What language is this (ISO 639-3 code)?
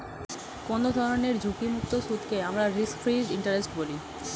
ben